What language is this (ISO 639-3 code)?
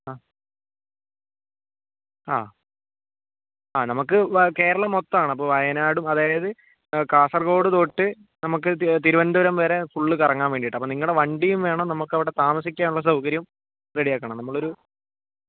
mal